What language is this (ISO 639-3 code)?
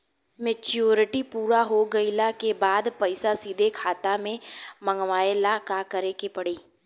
bho